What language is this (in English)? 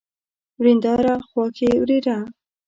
Pashto